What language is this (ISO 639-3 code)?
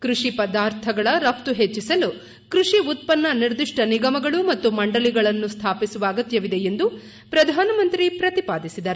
kan